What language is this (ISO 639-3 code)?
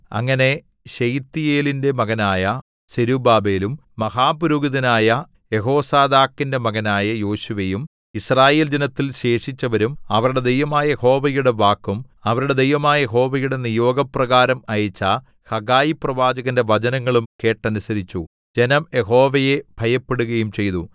mal